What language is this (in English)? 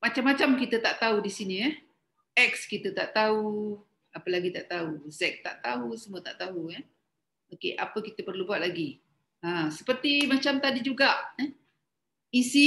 Malay